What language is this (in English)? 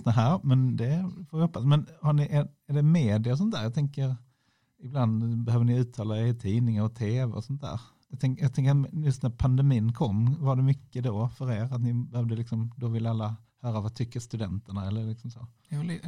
Swedish